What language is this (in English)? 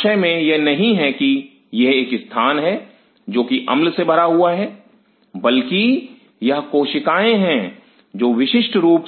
Hindi